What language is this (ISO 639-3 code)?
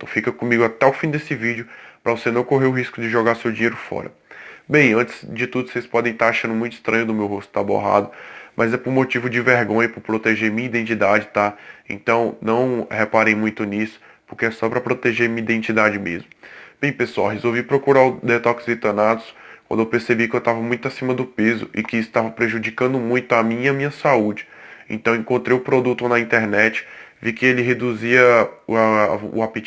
por